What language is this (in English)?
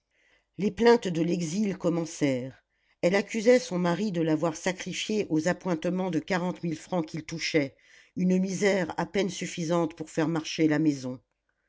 French